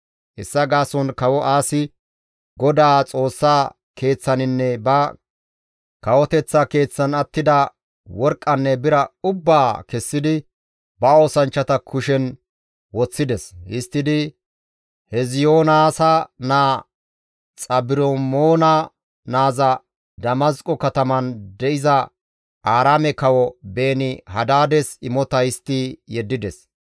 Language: Gamo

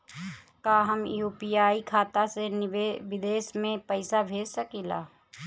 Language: Bhojpuri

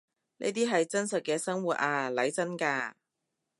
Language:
Cantonese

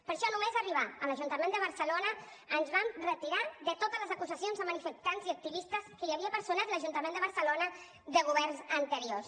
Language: Catalan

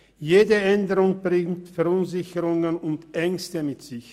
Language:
Swiss German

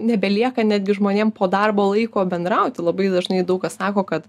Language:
Lithuanian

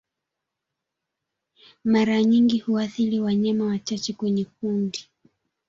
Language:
Swahili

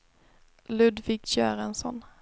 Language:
Swedish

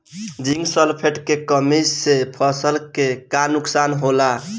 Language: Bhojpuri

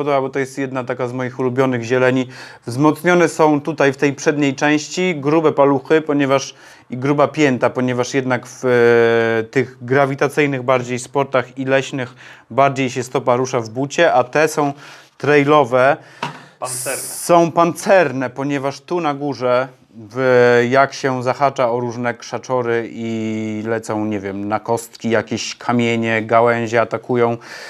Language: Polish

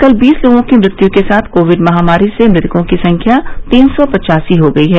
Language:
Hindi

